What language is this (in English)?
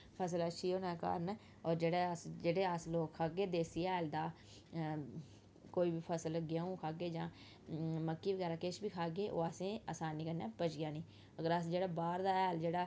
Dogri